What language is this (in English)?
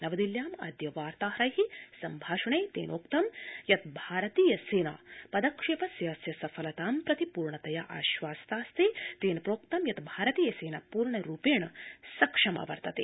Sanskrit